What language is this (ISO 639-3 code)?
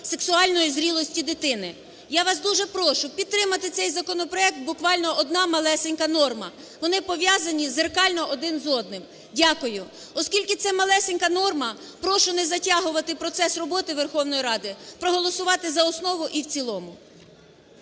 ukr